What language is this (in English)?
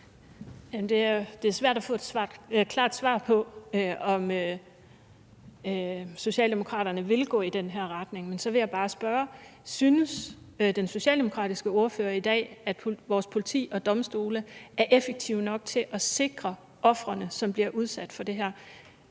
Danish